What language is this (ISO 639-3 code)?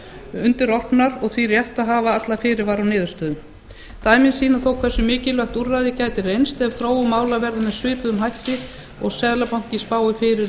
isl